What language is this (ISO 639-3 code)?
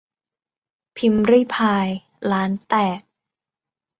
tha